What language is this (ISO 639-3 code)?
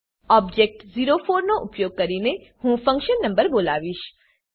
guj